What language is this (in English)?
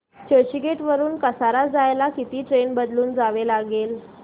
Marathi